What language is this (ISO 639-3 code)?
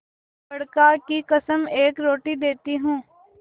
hin